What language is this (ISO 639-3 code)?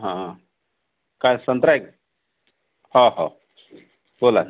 mar